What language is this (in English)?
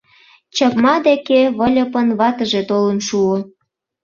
Mari